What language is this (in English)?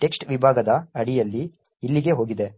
Kannada